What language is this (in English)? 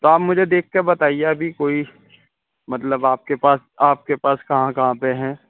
Urdu